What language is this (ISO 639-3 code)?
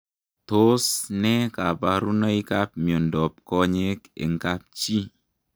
kln